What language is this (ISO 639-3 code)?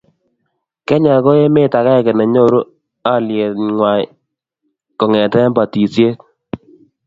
kln